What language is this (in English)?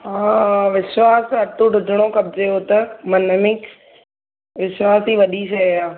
Sindhi